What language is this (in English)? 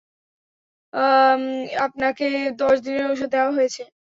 Bangla